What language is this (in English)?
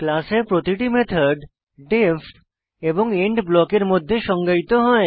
Bangla